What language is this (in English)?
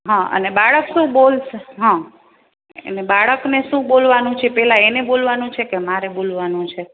Gujarati